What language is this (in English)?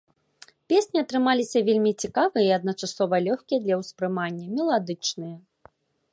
Belarusian